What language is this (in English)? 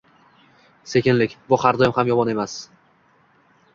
Uzbek